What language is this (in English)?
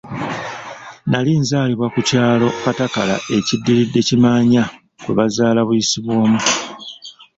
Ganda